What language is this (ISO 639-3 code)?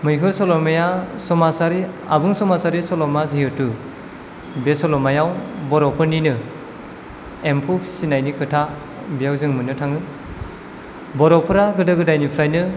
brx